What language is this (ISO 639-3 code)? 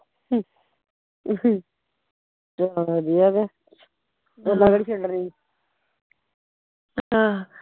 pan